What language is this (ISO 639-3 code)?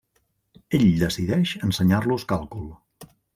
cat